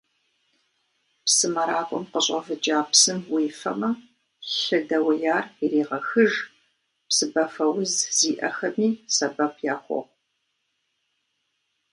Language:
Kabardian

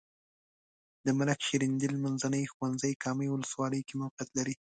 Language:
Pashto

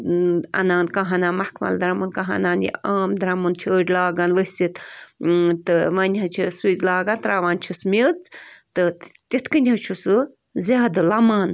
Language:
Kashmiri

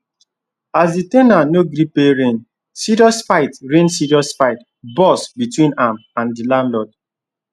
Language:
Nigerian Pidgin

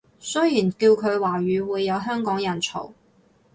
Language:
Cantonese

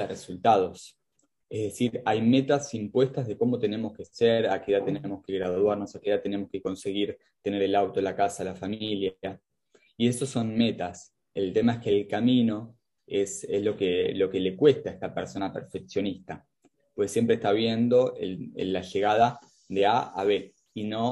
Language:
Spanish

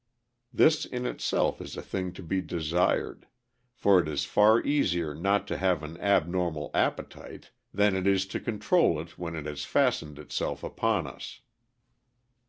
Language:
English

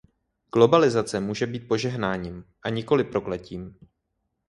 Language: Czech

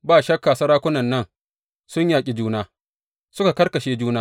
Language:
Hausa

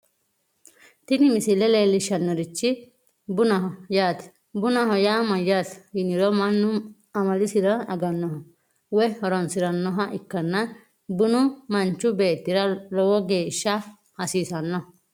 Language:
Sidamo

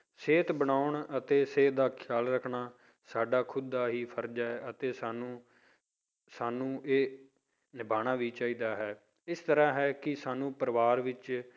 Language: Punjabi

